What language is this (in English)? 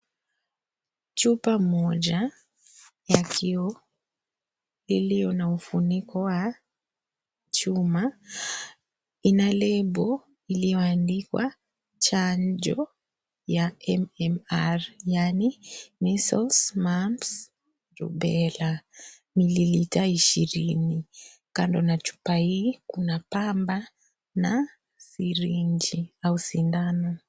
Swahili